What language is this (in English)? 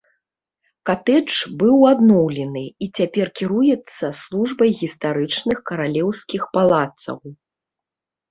Belarusian